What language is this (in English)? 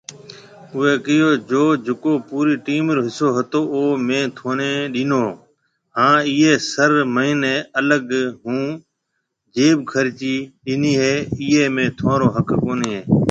Marwari (Pakistan)